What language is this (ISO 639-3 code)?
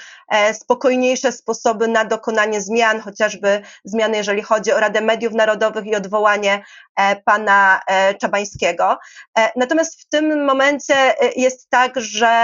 pol